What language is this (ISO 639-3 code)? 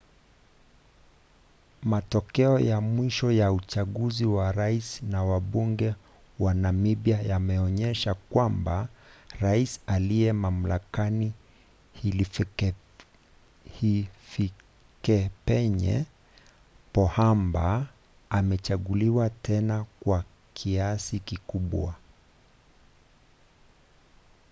swa